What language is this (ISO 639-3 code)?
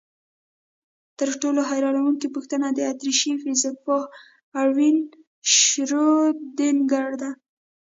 pus